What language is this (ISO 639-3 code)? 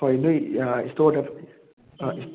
mni